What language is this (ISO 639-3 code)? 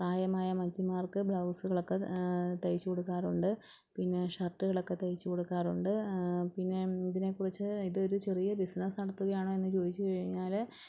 mal